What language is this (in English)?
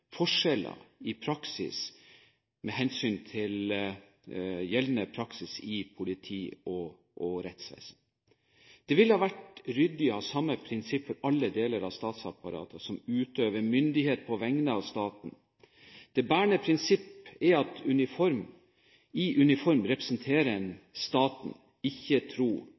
Norwegian Bokmål